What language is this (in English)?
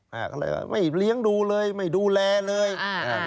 Thai